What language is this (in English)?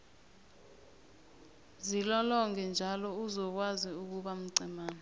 South Ndebele